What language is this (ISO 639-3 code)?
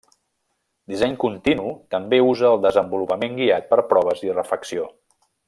cat